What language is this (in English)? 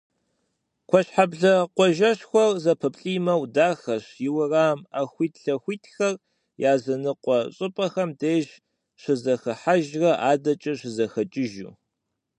Kabardian